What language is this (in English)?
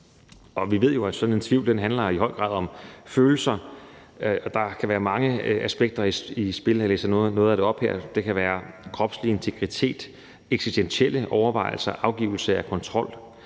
Danish